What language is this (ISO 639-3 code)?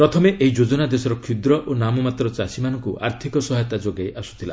ori